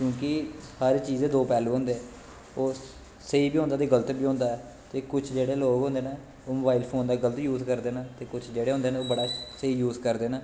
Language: Dogri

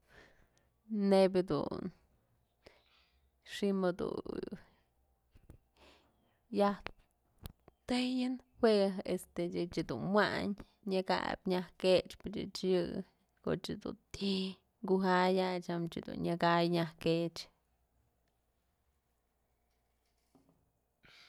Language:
Mazatlán Mixe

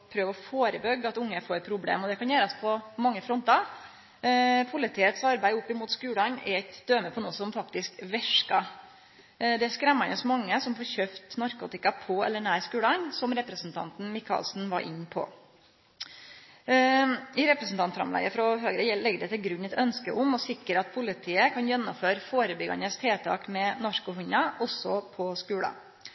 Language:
Norwegian Nynorsk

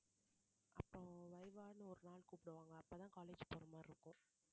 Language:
Tamil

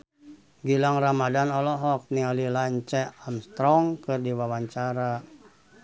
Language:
Sundanese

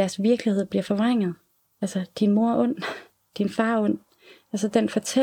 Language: Danish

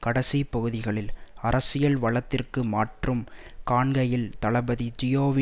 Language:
Tamil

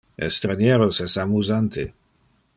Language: Interlingua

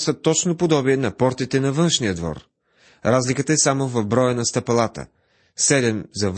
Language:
Bulgarian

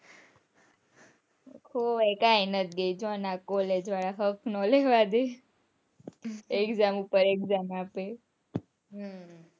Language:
Gujarati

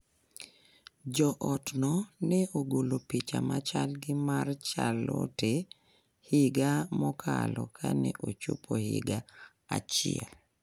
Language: Luo (Kenya and Tanzania)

